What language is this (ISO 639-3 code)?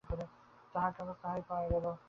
ben